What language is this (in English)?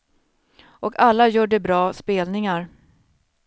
Swedish